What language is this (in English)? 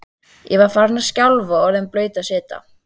Icelandic